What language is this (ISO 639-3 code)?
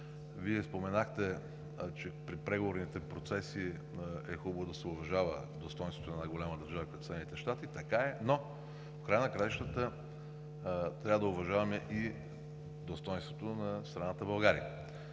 bul